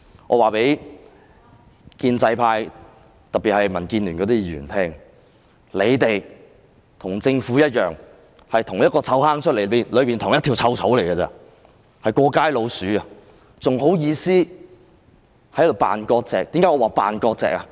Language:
Cantonese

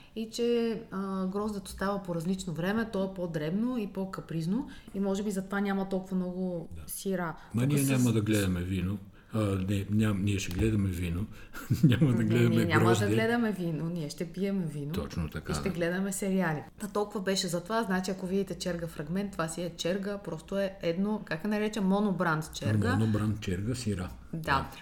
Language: Bulgarian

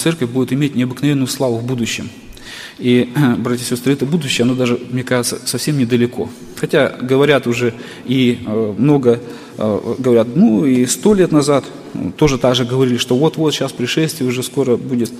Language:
Russian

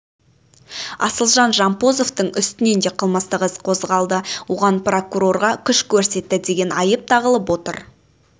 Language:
Kazakh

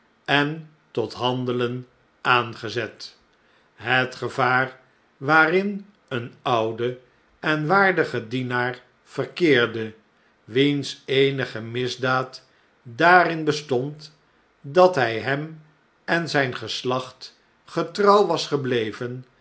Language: Dutch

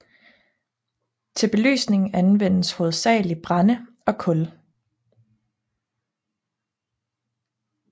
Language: Danish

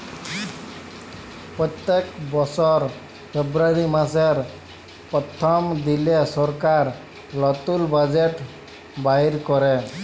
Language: Bangla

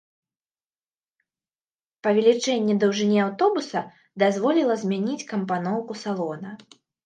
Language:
Belarusian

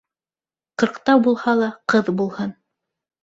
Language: Bashkir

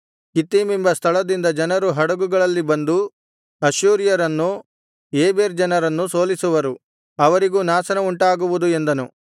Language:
Kannada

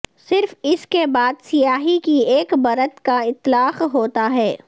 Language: Urdu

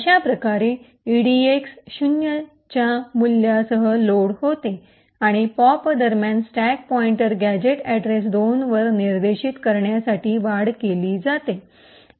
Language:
Marathi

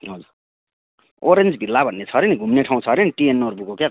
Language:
Nepali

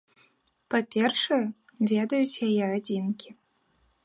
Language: Belarusian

